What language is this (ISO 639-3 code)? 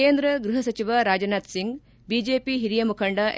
kan